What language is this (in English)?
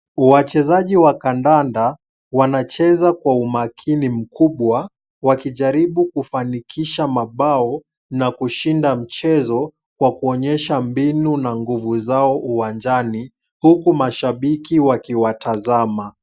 Swahili